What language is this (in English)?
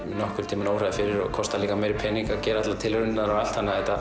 Icelandic